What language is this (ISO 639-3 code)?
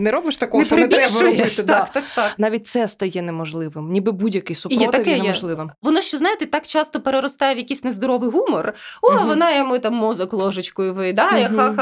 ukr